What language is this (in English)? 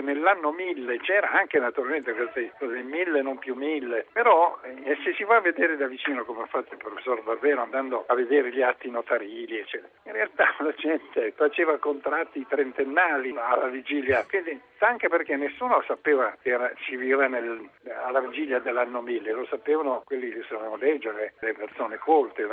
Italian